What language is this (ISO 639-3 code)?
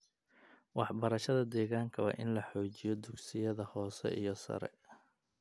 som